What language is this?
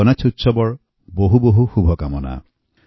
Assamese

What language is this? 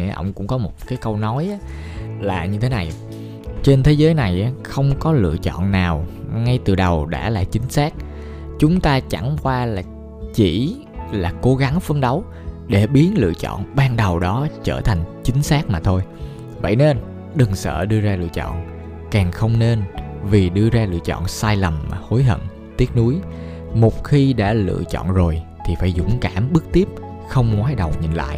Vietnamese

